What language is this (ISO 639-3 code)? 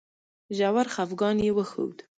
pus